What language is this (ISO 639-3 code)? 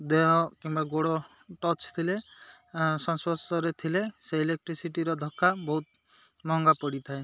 ori